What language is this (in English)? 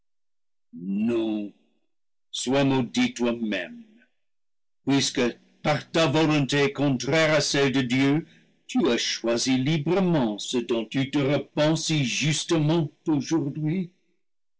French